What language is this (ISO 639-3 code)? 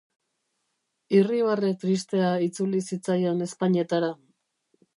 eus